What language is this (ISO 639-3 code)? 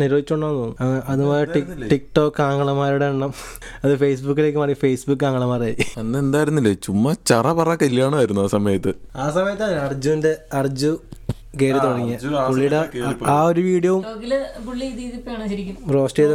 mal